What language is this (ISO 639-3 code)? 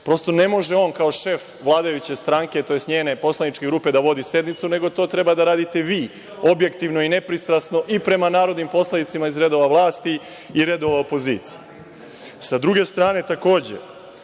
srp